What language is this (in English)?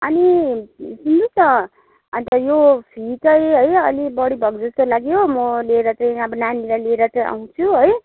Nepali